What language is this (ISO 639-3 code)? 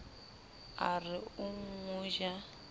sot